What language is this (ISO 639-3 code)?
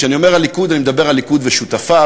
heb